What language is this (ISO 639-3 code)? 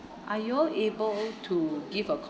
eng